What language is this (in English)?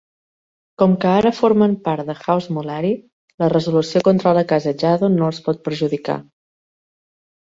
Catalan